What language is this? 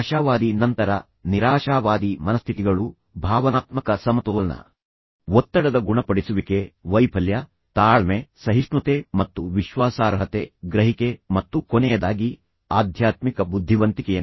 Kannada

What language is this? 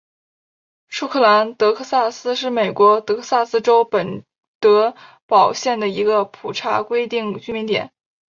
Chinese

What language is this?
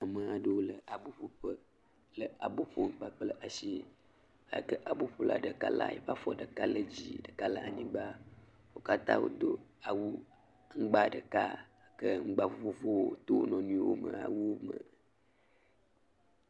Ewe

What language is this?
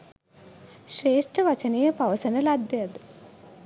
Sinhala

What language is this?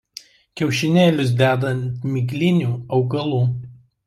Lithuanian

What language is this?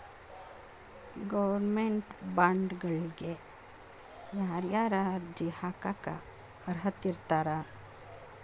Kannada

